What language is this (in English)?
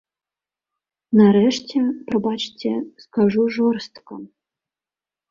Belarusian